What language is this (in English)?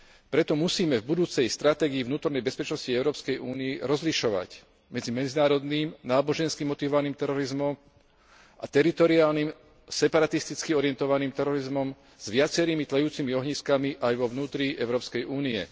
Slovak